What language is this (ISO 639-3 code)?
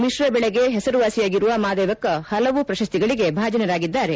kan